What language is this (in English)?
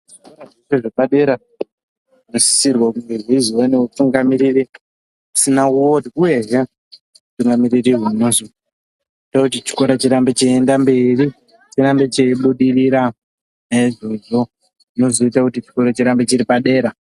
Ndau